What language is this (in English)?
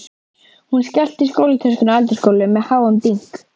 Icelandic